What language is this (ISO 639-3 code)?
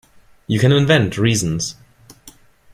eng